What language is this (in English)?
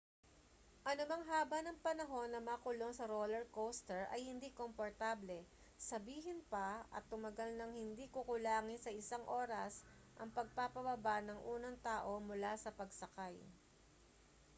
Filipino